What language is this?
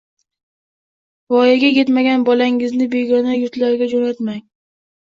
Uzbek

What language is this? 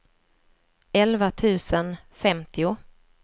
Swedish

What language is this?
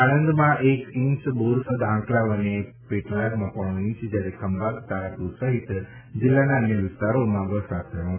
Gujarati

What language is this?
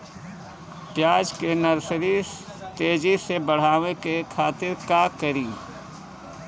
Bhojpuri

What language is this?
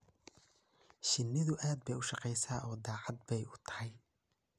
Somali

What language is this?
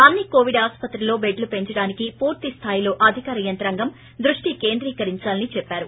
Telugu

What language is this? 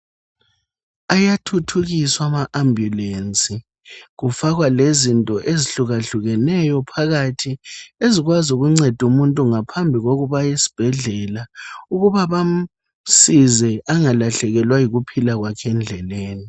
North Ndebele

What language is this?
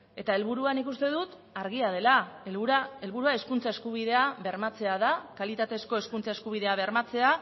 Basque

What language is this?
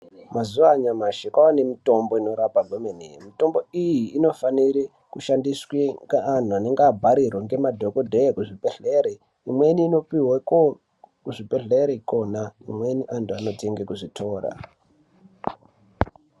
Ndau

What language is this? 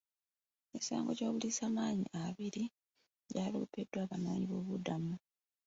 Ganda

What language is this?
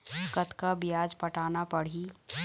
Chhattisgarhi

